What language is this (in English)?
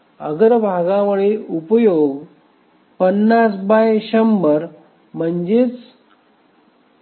Marathi